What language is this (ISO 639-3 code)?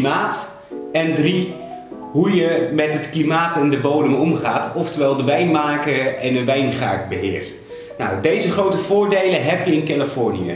nld